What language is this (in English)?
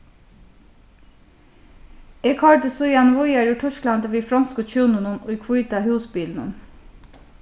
Faroese